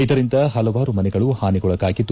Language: Kannada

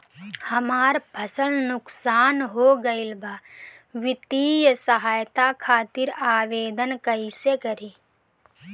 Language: Bhojpuri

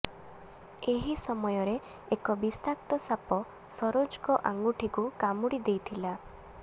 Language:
Odia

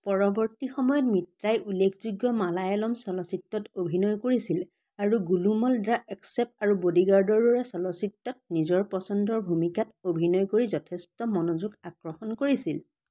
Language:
Assamese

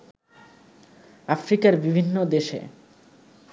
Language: Bangla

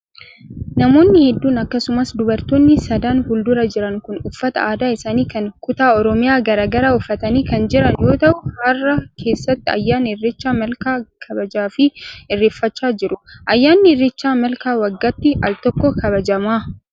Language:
Oromo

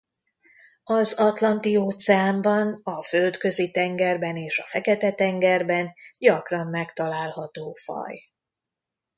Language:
Hungarian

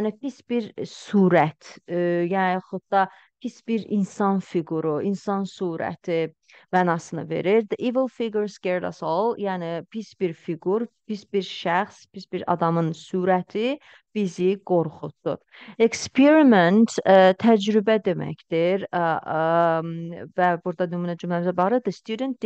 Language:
Turkish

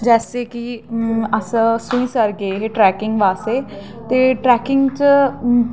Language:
Dogri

